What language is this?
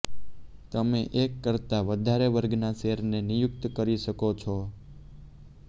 Gujarati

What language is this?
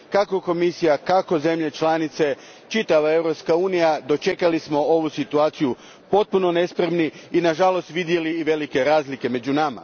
Croatian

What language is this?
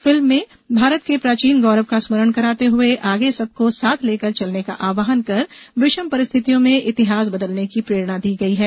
Hindi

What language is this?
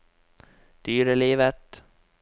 Norwegian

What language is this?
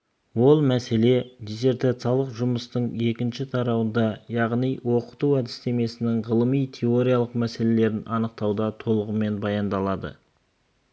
Kazakh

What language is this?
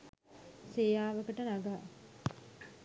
Sinhala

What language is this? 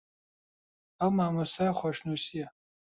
Central Kurdish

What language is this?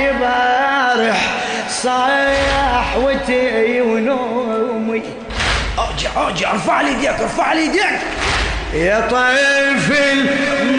Arabic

